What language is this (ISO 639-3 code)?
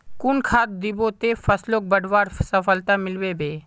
mag